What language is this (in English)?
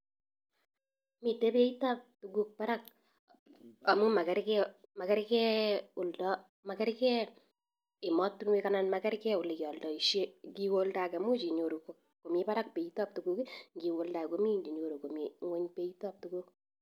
Kalenjin